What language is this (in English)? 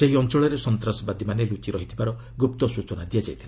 Odia